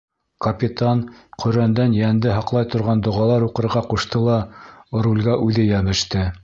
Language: Bashkir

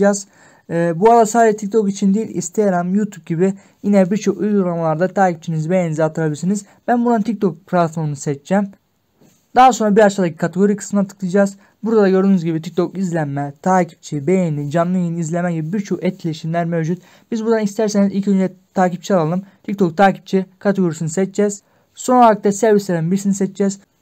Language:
Turkish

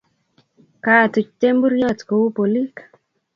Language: Kalenjin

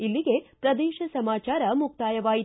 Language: Kannada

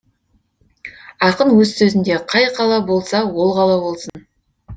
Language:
Kazakh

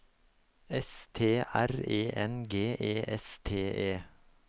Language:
Norwegian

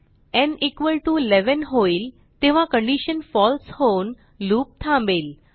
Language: Marathi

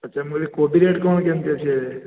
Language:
Odia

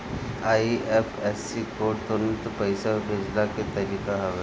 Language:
Bhojpuri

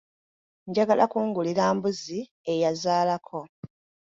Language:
Ganda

